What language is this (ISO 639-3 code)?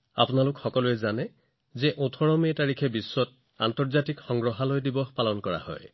asm